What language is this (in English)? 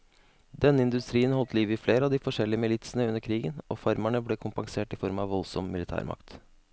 Norwegian